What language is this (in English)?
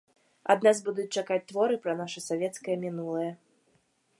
Belarusian